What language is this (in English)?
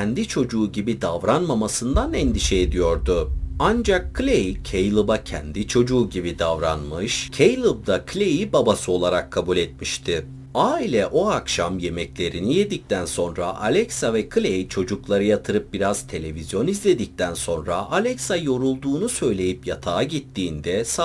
Turkish